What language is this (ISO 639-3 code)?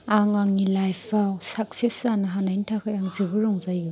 brx